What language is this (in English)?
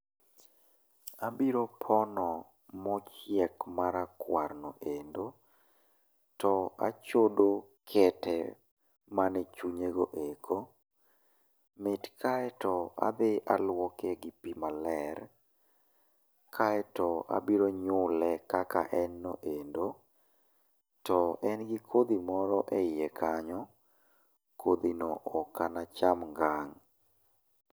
Luo (Kenya and Tanzania)